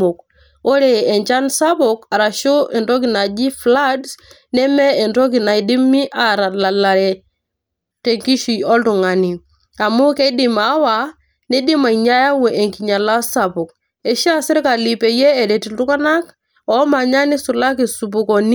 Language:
Masai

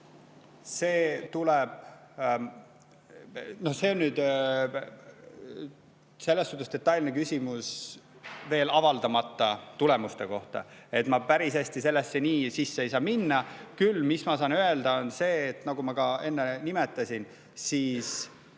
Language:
Estonian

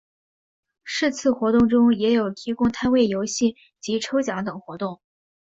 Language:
Chinese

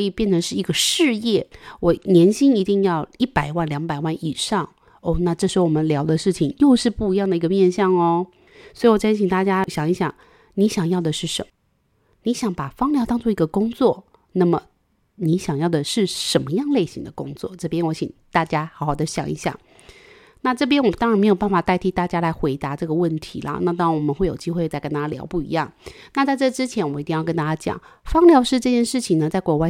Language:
Chinese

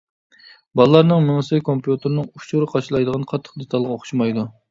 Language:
Uyghur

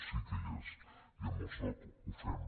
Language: Catalan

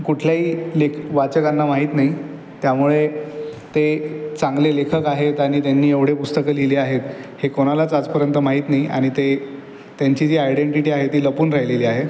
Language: Marathi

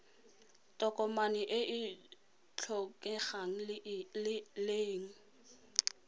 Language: Tswana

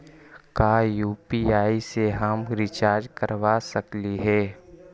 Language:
Magahi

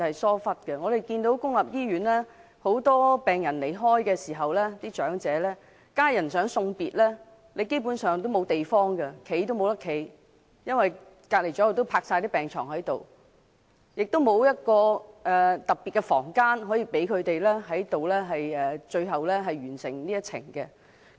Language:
Cantonese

